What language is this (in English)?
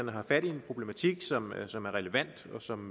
Danish